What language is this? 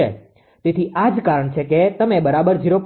Gujarati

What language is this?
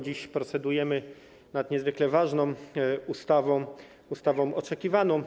Polish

